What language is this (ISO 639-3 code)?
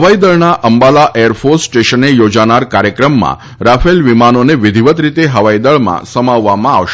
guj